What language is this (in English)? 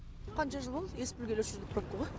Kazakh